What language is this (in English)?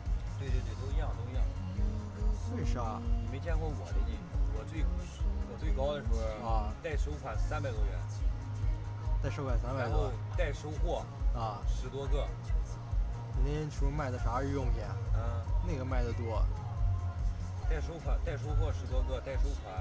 Chinese